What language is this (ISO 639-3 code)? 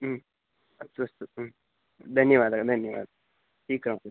san